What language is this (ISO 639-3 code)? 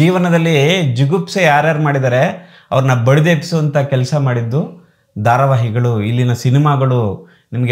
kan